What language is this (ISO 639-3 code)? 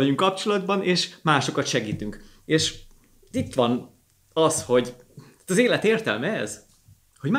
hun